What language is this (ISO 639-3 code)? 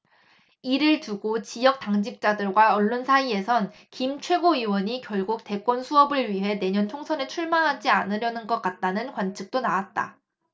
kor